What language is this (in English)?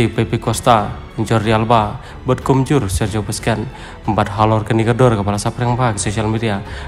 Indonesian